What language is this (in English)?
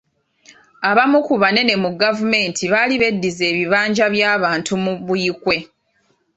Ganda